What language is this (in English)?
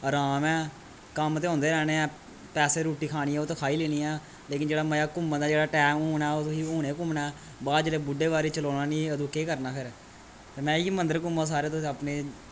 Dogri